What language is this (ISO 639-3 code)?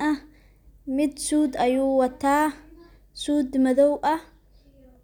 som